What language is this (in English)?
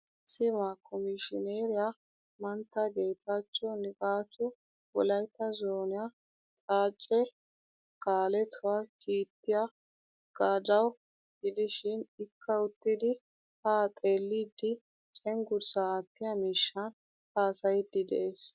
Wolaytta